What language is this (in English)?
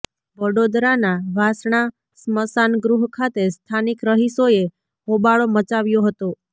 Gujarati